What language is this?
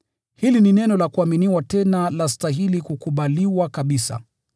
Swahili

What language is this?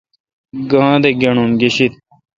Kalkoti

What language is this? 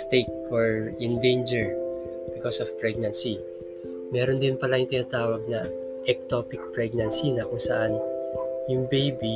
Filipino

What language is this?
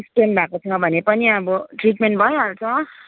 Nepali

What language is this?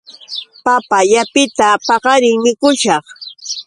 Yauyos Quechua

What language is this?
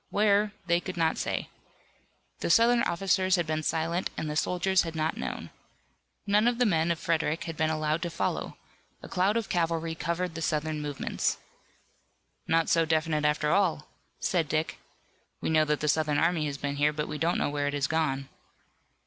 English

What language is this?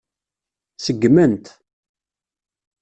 Kabyle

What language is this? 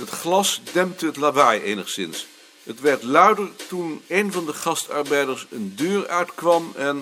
Dutch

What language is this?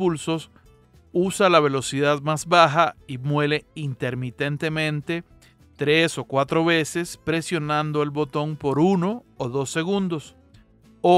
Spanish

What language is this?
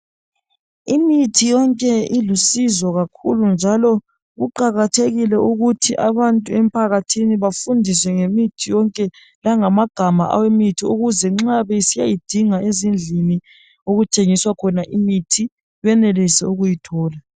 North Ndebele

